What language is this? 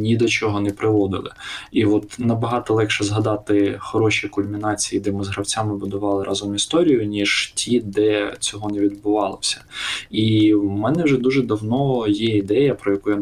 Ukrainian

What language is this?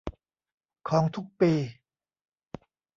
Thai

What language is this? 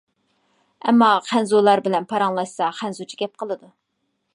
Uyghur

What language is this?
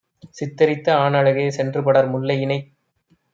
Tamil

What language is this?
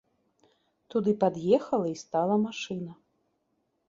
Belarusian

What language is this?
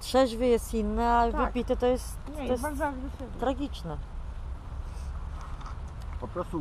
Polish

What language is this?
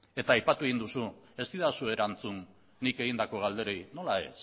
Basque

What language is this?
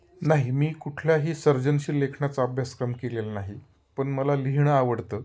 Marathi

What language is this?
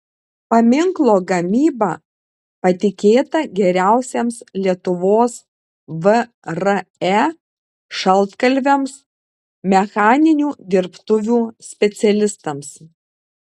Lithuanian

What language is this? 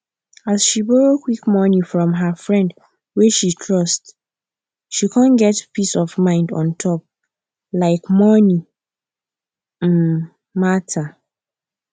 Nigerian Pidgin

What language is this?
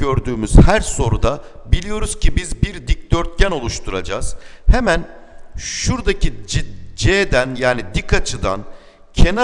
Turkish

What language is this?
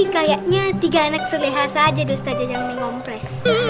Indonesian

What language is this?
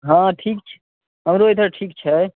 Maithili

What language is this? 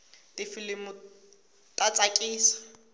Tsonga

